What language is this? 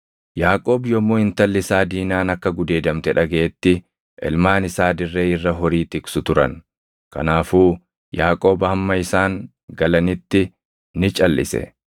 Oromo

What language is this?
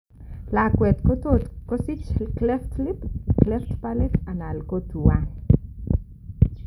Kalenjin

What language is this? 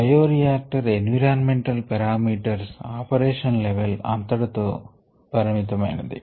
Telugu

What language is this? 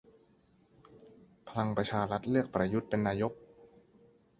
Thai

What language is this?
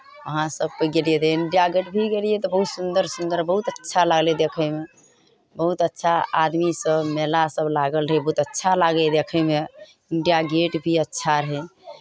Maithili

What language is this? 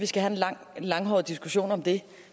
Danish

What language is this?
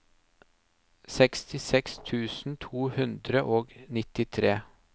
Norwegian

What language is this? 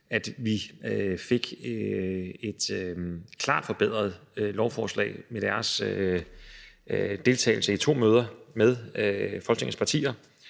Danish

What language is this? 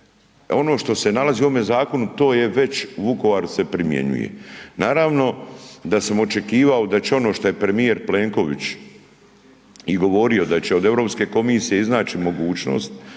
Croatian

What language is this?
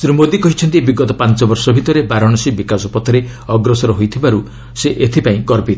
Odia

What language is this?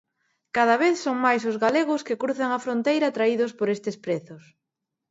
Galician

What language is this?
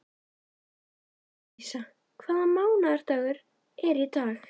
Icelandic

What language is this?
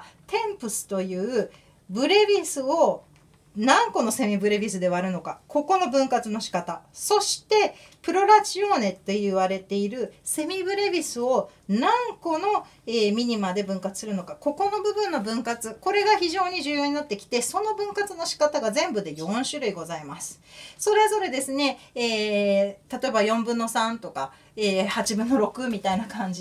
Japanese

